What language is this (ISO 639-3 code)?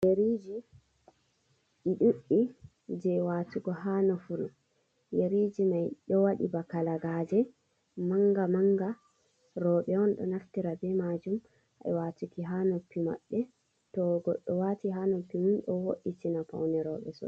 ful